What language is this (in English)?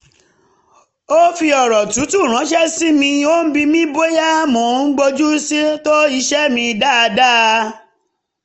Yoruba